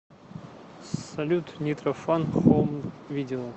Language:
Russian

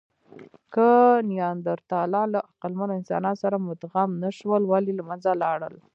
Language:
Pashto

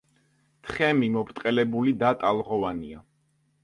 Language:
Georgian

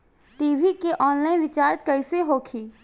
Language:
Bhojpuri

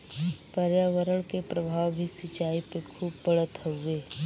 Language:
Bhojpuri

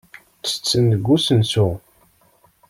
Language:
Kabyle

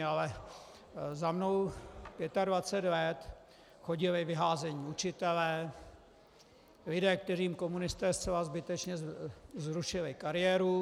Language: Czech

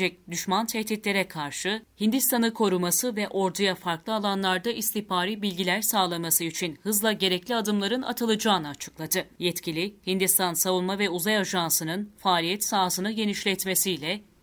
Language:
Turkish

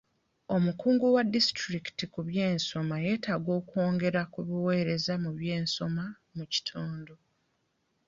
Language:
Ganda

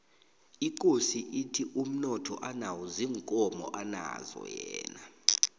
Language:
South Ndebele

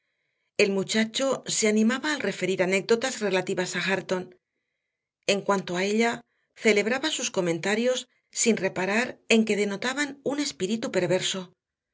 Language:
Spanish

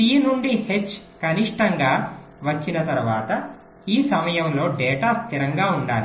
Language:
Telugu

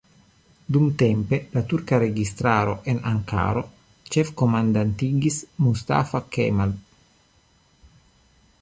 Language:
Esperanto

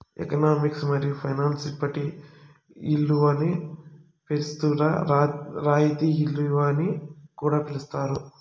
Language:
Telugu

